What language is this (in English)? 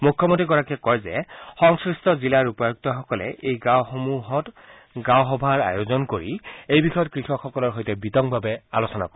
Assamese